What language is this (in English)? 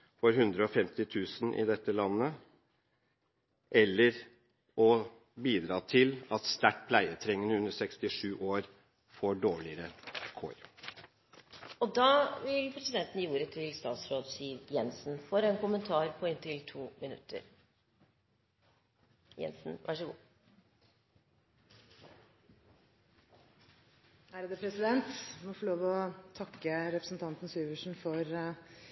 Norwegian Bokmål